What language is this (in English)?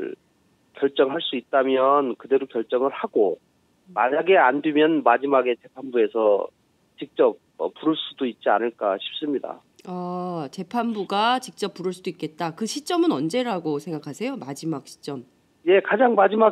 Korean